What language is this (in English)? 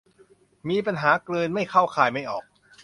Thai